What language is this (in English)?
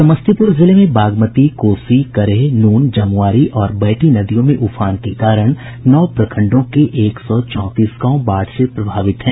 Hindi